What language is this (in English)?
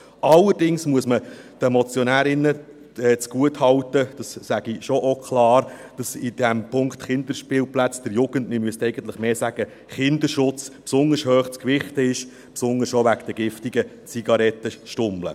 Swiss German